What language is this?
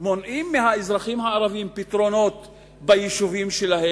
Hebrew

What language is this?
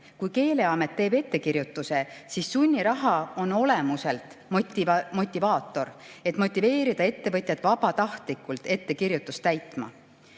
Estonian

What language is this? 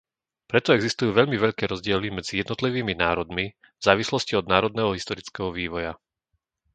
Slovak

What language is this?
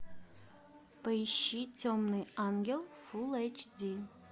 Russian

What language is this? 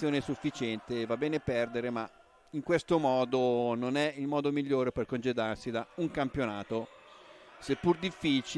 Italian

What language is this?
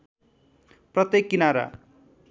Nepali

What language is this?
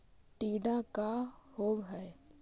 Magahi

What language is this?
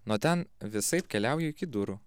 Lithuanian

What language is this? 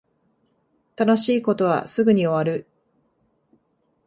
Japanese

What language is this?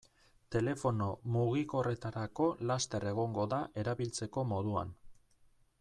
Basque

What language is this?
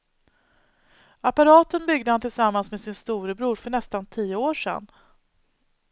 Swedish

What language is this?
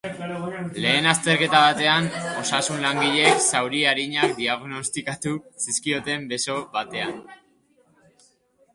Basque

